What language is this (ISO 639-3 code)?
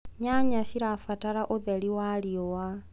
kik